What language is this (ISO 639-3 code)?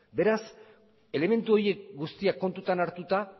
eus